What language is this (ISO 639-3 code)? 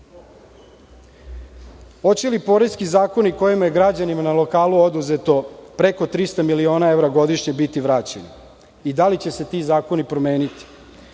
srp